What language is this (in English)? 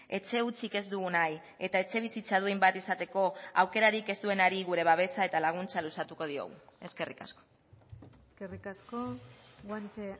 Basque